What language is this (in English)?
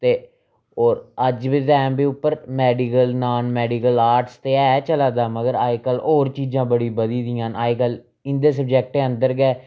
Dogri